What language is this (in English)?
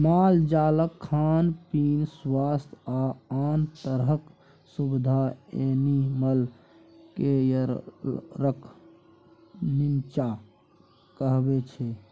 Maithili